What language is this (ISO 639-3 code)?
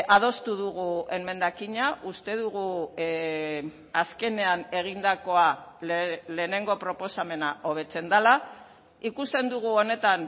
eus